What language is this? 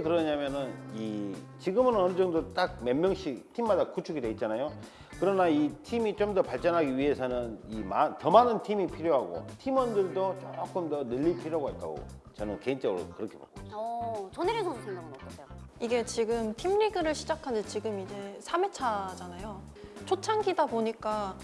Korean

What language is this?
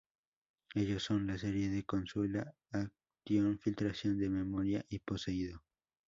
Spanish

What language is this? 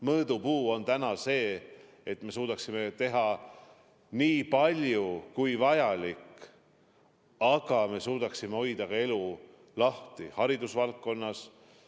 Estonian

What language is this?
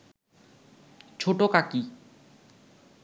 Bangla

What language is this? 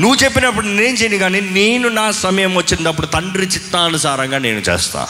Telugu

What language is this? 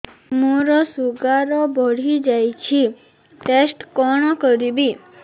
Odia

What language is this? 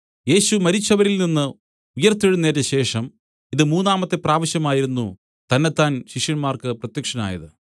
Malayalam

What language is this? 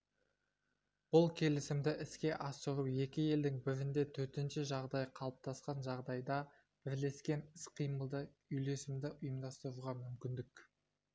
Kazakh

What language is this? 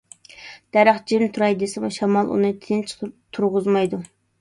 Uyghur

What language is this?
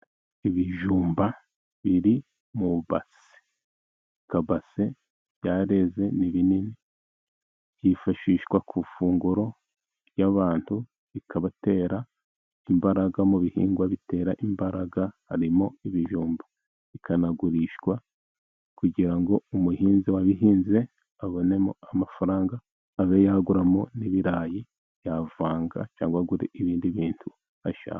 Kinyarwanda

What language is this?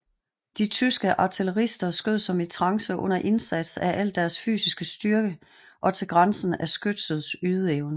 Danish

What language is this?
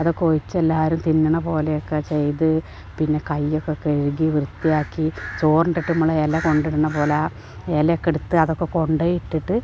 Malayalam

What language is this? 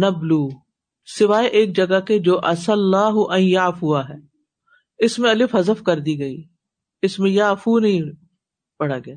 Urdu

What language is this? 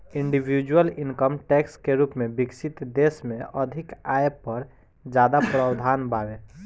Bhojpuri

